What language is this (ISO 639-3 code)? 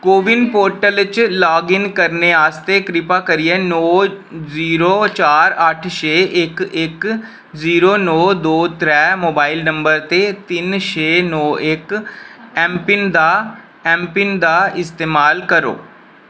doi